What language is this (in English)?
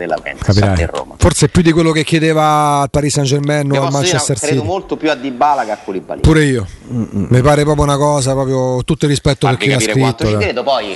Italian